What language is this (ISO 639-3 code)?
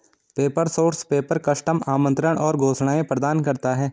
hin